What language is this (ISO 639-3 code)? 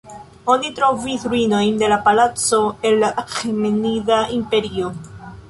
epo